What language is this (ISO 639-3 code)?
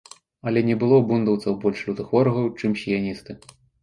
bel